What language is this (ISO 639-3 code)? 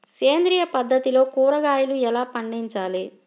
tel